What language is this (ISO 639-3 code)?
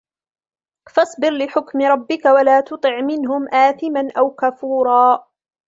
ara